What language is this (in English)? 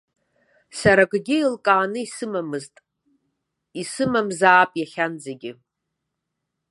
Abkhazian